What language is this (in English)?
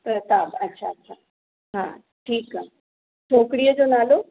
Sindhi